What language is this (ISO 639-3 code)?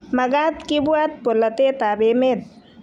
kln